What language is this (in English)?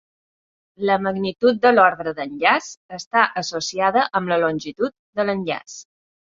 Catalan